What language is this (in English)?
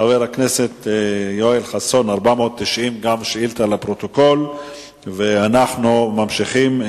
Hebrew